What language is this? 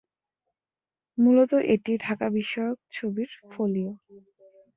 Bangla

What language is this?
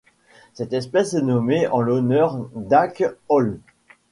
French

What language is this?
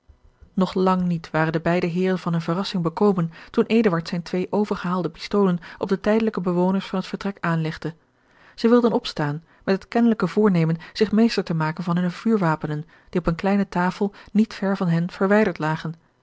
Dutch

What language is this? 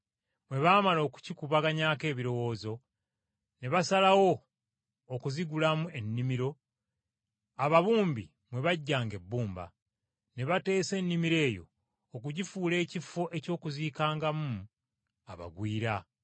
Ganda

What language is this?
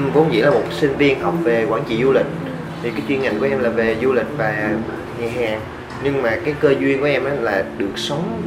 Vietnamese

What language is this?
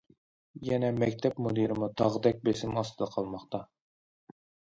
Uyghur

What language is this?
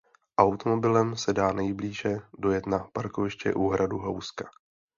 Czech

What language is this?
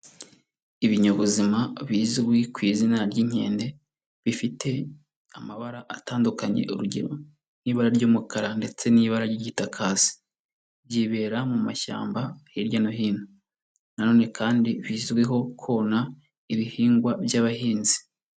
Kinyarwanda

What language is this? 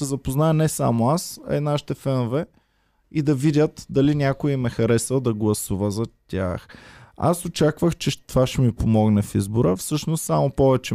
Bulgarian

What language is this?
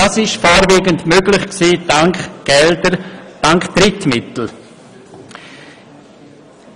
Swiss German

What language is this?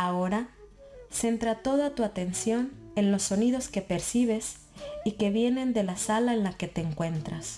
Spanish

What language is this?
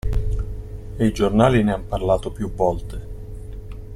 Italian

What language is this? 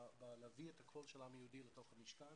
Hebrew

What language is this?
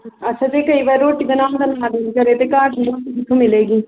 Punjabi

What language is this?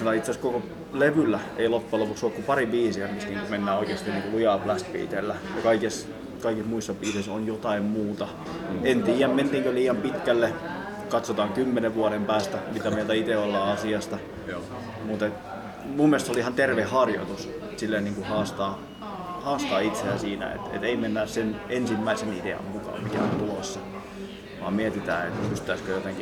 Finnish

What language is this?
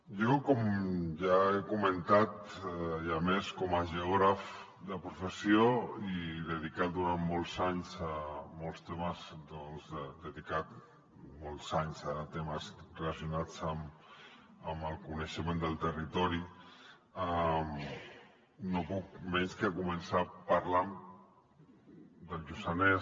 Catalan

